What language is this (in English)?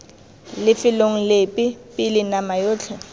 Tswana